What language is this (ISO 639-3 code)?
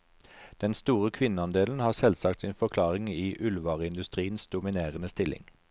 nor